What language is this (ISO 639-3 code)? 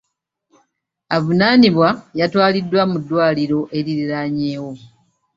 lug